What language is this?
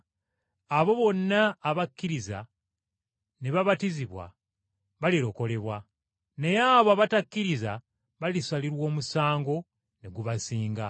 Ganda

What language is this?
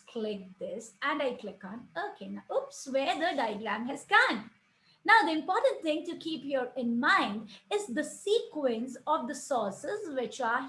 English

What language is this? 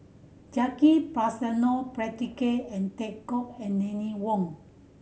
English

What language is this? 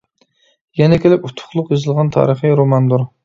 Uyghur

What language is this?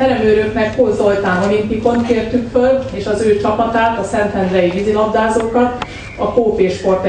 Hungarian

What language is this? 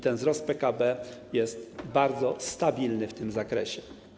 Polish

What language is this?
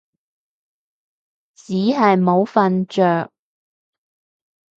Cantonese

